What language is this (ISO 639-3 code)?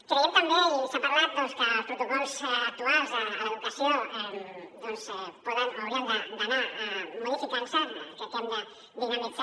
cat